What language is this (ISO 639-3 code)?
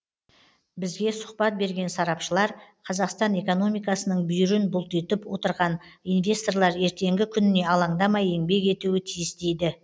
kaz